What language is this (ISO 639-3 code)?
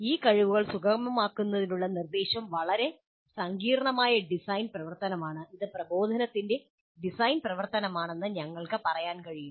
mal